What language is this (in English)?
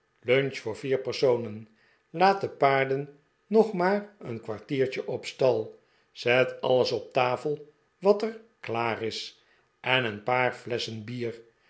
Dutch